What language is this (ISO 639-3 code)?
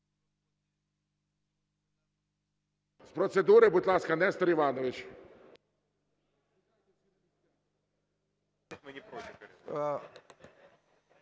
ukr